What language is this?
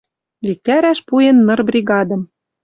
Western Mari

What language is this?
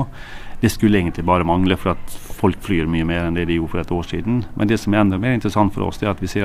Danish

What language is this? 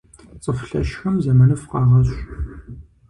Kabardian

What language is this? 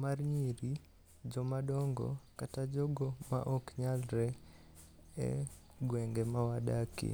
Luo (Kenya and Tanzania)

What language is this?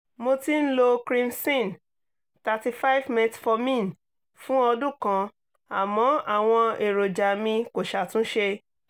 Yoruba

